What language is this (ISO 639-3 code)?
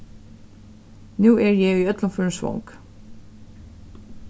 fao